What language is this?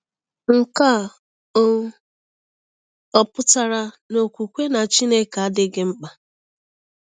Igbo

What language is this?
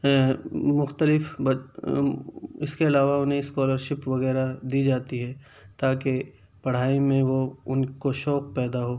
Urdu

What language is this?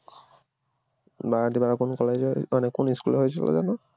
Bangla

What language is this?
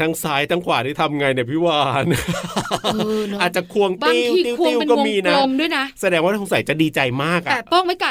Thai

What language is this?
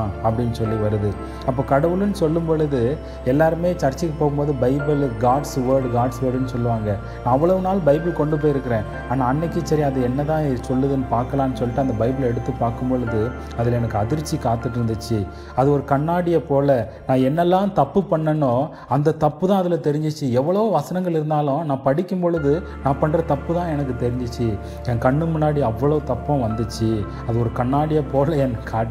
Tamil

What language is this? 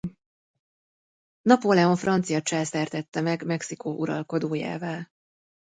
Hungarian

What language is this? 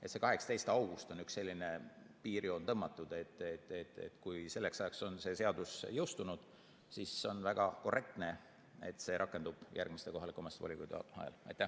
Estonian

